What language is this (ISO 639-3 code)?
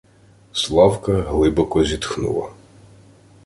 ukr